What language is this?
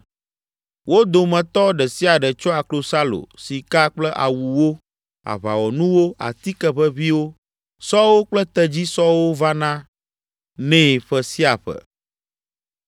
Ewe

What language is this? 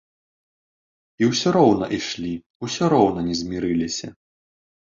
Belarusian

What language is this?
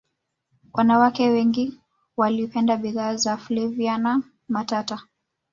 Swahili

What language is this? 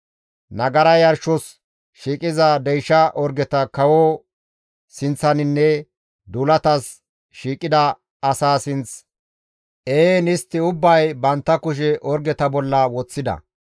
Gamo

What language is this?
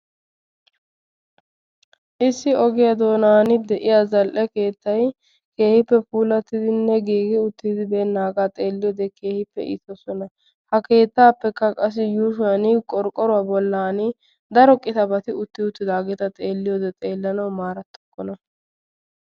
Wolaytta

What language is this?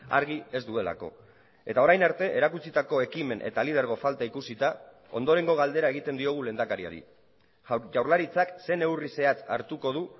Basque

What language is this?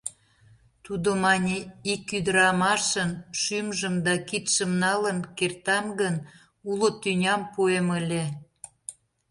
Mari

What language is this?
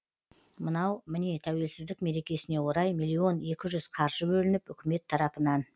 Kazakh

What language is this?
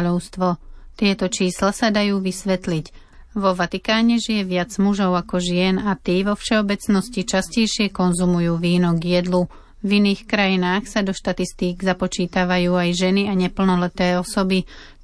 Slovak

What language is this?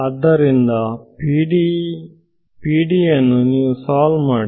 Kannada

